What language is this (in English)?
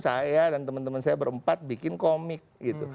Indonesian